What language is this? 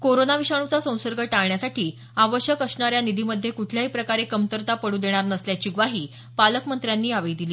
Marathi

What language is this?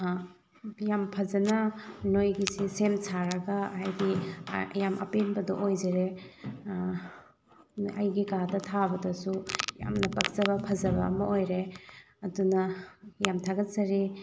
Manipuri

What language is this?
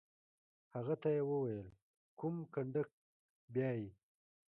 Pashto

